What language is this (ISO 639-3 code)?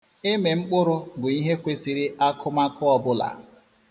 ibo